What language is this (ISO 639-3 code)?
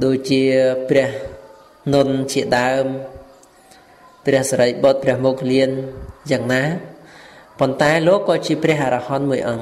vie